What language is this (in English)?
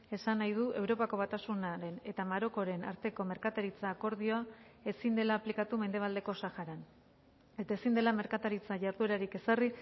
Basque